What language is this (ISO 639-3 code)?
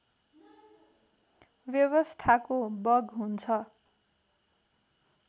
nep